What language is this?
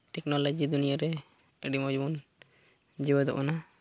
Santali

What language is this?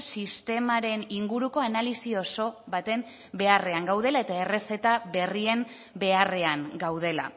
Basque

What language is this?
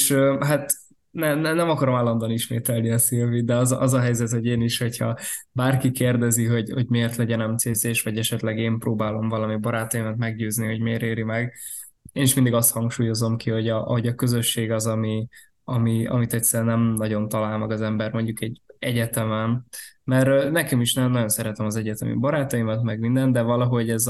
Hungarian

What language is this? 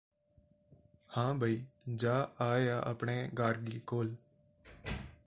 Punjabi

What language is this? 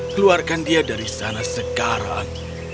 Indonesian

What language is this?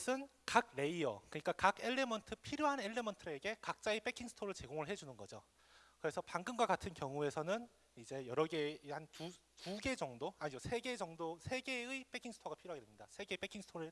Korean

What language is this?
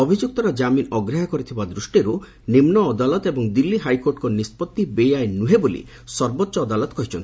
Odia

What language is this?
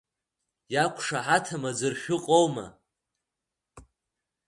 Abkhazian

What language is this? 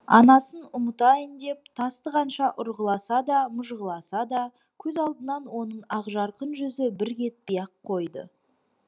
Kazakh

